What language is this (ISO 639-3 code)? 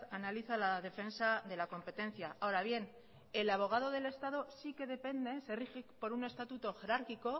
spa